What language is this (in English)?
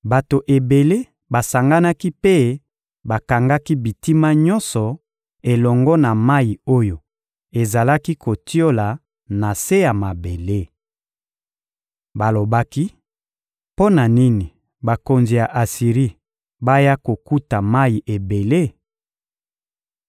Lingala